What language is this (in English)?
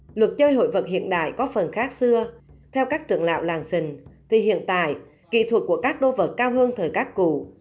Vietnamese